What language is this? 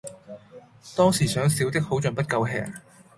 Cantonese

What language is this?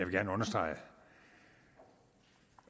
Danish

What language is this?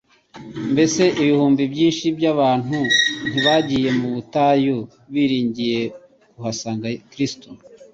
Kinyarwanda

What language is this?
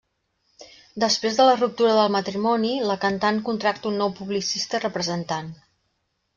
Catalan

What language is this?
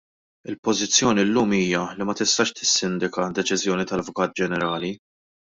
Maltese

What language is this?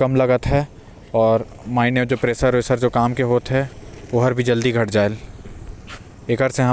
Korwa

